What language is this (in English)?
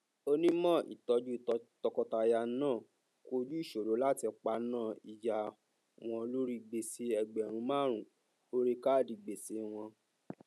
Yoruba